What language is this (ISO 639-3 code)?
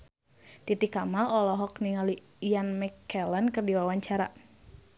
sun